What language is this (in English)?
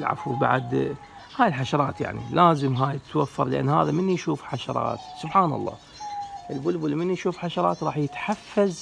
Arabic